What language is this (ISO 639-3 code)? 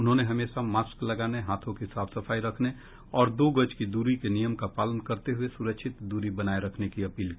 hin